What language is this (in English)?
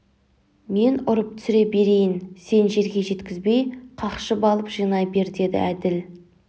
Kazakh